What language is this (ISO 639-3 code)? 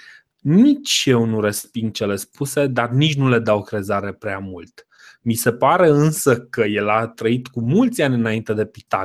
ron